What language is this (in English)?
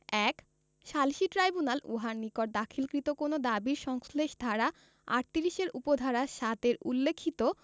Bangla